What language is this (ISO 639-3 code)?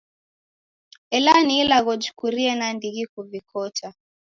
dav